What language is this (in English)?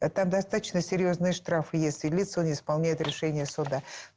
Russian